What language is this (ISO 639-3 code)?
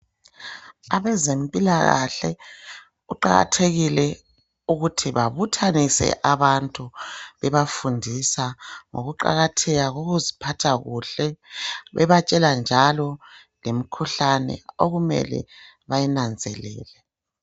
nde